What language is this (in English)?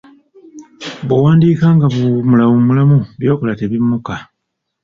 Ganda